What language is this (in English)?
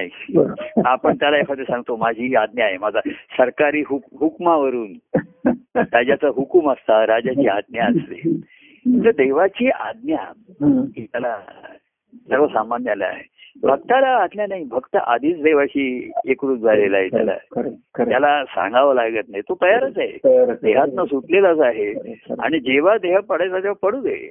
Marathi